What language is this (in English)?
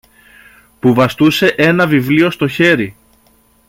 Greek